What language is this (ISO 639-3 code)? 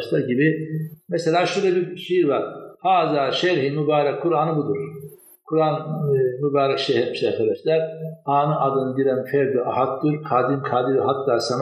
tur